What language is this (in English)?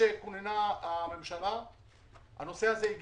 Hebrew